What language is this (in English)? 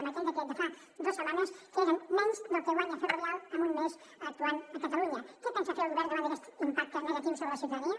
Catalan